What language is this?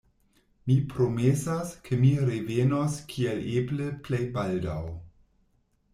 Esperanto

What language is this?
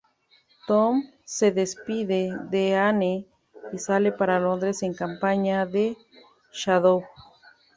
Spanish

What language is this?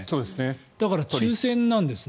Japanese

